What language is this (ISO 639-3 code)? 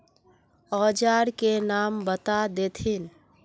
mag